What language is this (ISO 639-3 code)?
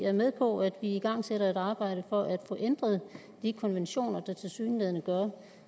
dan